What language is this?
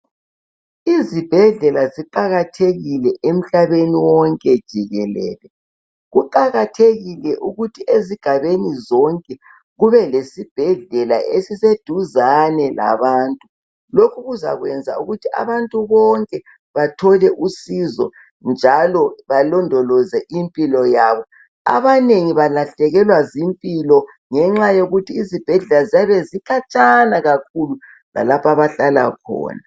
North Ndebele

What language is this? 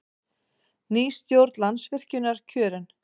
Icelandic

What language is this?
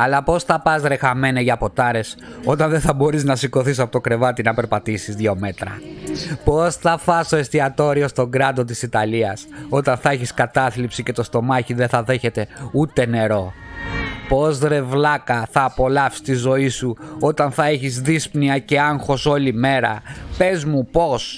Greek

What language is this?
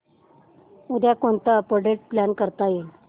Marathi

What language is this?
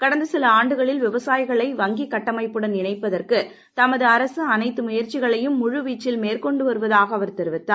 Tamil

